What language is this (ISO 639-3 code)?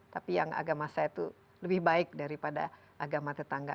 ind